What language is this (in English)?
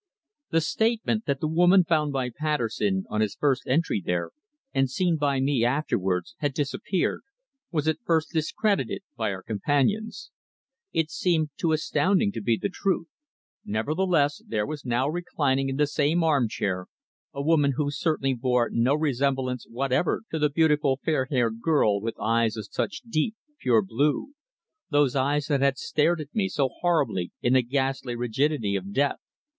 English